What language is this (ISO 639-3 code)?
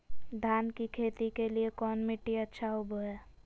mag